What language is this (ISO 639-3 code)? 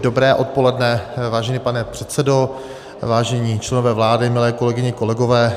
ces